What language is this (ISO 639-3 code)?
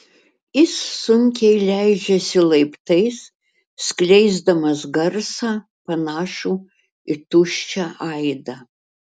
lit